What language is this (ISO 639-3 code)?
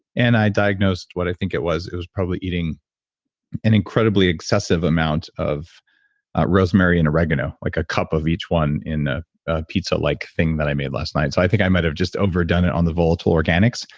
eng